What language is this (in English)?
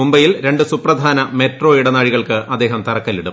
Malayalam